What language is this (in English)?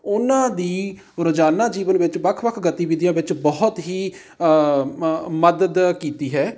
Punjabi